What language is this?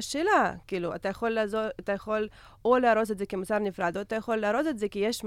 Hebrew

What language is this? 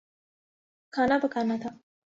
Urdu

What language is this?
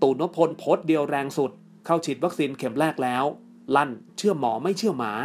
Thai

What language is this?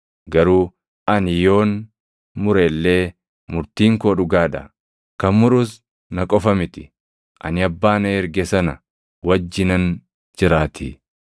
Oromo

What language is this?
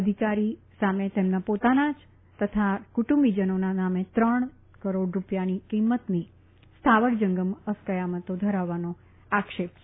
Gujarati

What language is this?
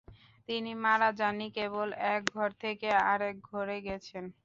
Bangla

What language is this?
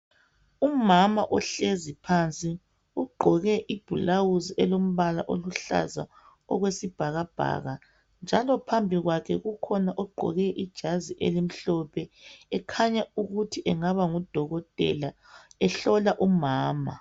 North Ndebele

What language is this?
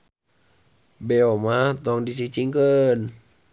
Sundanese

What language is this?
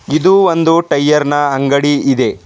Kannada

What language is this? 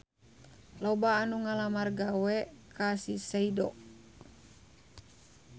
Sundanese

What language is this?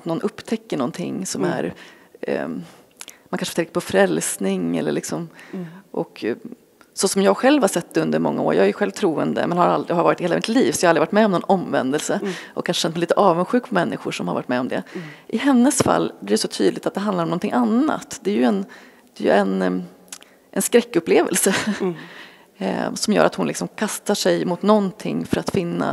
Swedish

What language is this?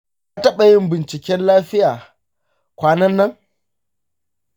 Hausa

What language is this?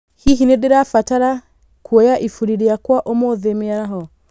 Kikuyu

